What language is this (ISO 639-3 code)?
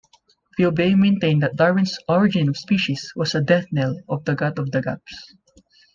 eng